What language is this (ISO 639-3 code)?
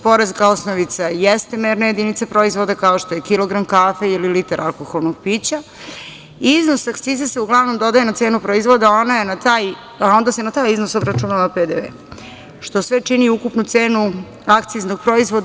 srp